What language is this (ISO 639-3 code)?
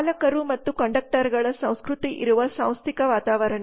kan